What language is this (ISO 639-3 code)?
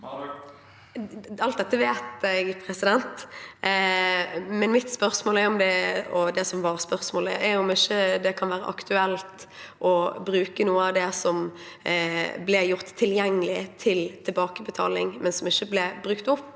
nor